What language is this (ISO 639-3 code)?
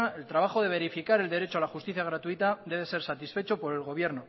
spa